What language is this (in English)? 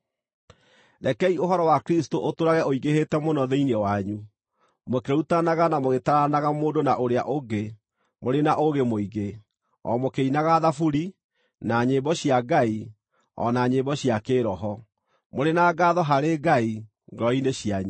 Kikuyu